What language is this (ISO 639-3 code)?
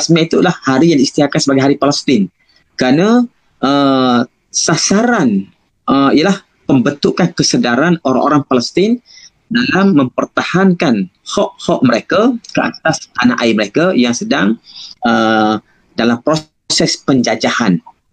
msa